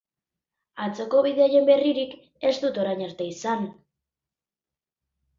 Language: Basque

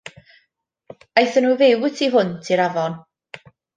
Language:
Welsh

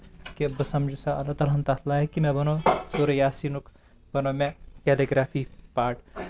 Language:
Kashmiri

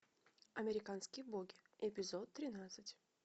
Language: Russian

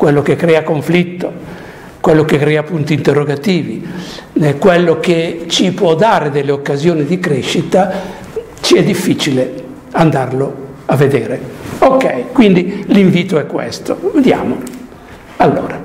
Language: Italian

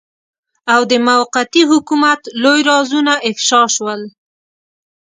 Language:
Pashto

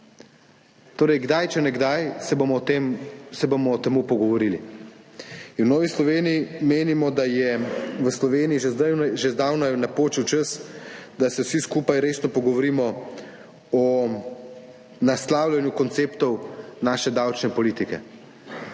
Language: Slovenian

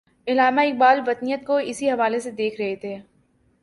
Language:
Urdu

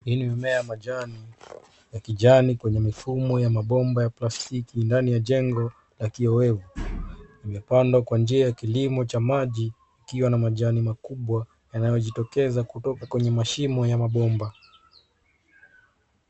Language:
Swahili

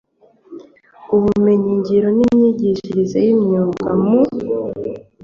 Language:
Kinyarwanda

